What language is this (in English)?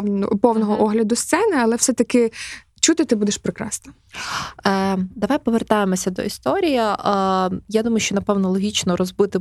Ukrainian